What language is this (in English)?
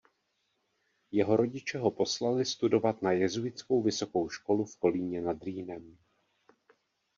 Czech